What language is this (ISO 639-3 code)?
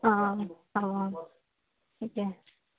asm